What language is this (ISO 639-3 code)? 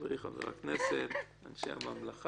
heb